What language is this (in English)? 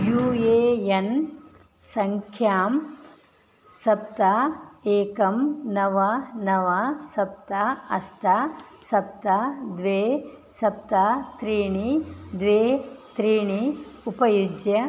Sanskrit